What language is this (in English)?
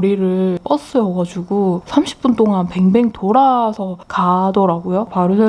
Korean